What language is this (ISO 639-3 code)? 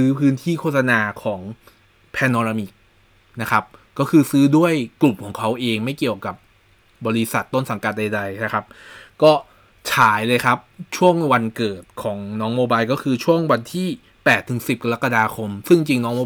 tha